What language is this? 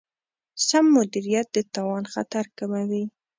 Pashto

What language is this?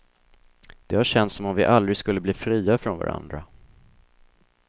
Swedish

